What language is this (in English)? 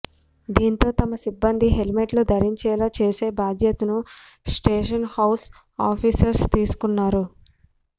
Telugu